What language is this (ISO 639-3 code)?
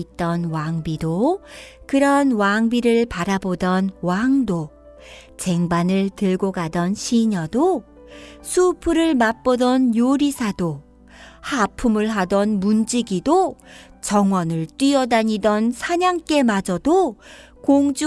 kor